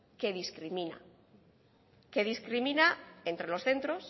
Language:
Spanish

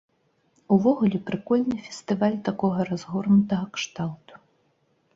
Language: Belarusian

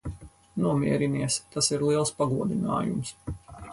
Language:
Latvian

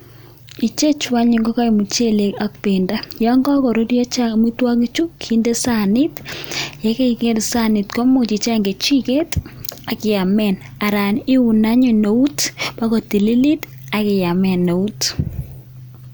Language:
Kalenjin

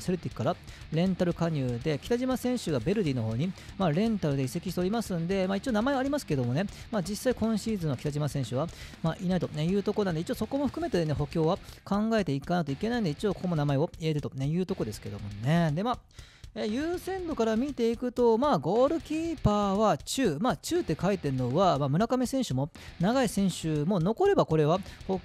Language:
Japanese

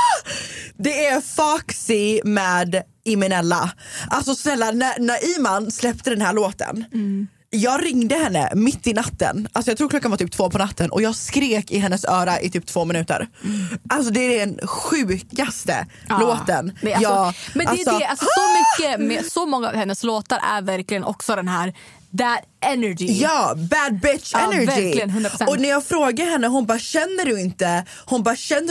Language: Swedish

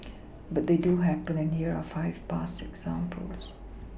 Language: English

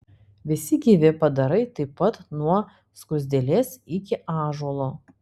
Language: Lithuanian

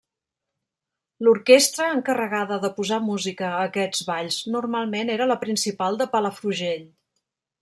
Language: Catalan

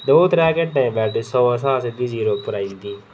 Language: Dogri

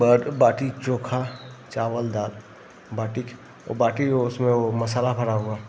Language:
Hindi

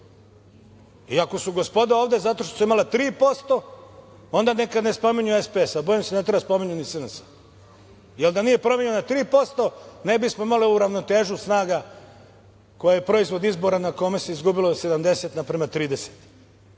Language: Serbian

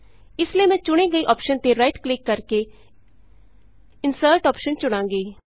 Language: Punjabi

